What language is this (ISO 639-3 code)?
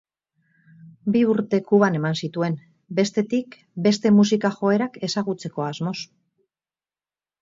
eus